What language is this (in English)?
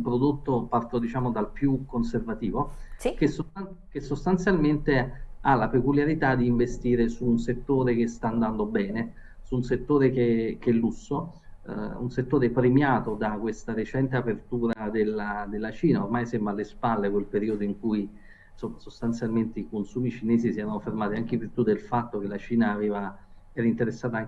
Italian